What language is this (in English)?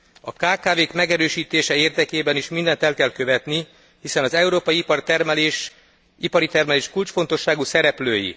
Hungarian